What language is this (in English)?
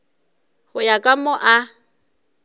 Northern Sotho